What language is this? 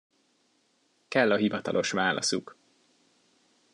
Hungarian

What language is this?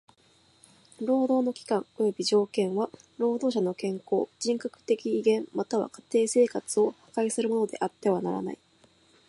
Japanese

